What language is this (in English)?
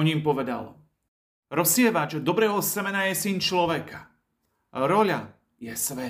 Slovak